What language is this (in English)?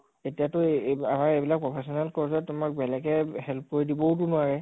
Assamese